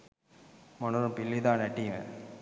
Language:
Sinhala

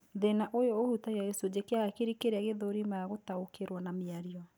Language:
Kikuyu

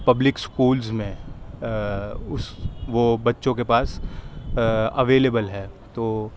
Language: Urdu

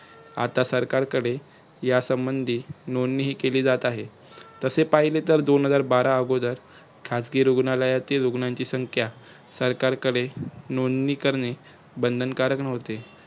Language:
Marathi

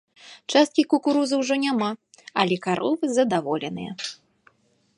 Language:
Belarusian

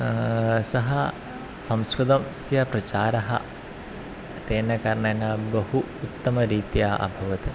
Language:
Sanskrit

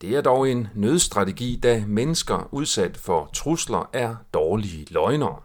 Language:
Danish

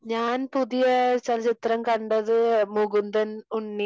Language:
Malayalam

